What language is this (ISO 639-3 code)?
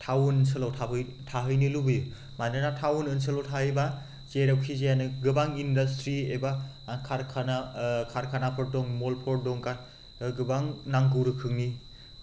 brx